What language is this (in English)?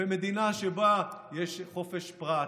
Hebrew